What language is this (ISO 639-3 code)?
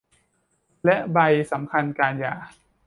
tha